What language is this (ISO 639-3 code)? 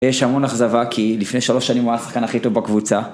heb